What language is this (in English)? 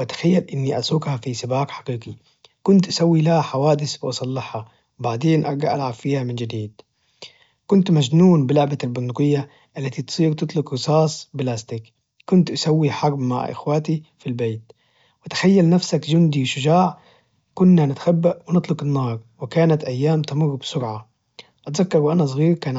Najdi Arabic